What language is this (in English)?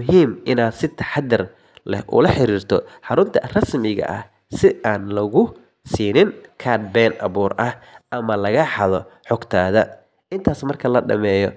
Somali